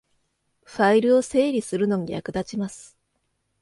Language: Japanese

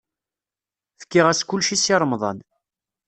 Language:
Kabyle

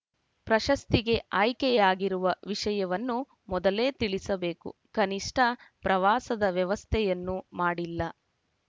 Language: Kannada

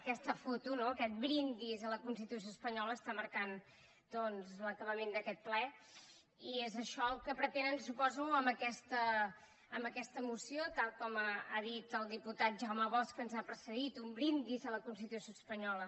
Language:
Catalan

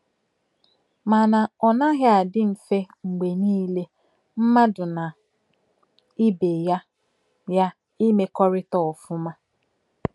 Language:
Igbo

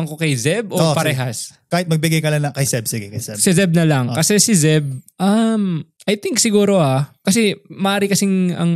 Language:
Filipino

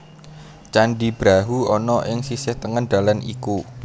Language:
Javanese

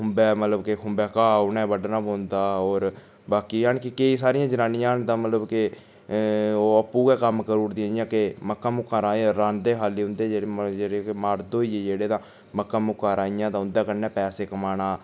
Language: Dogri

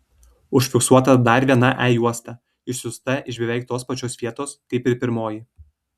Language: Lithuanian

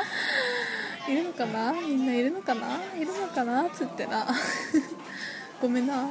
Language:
Japanese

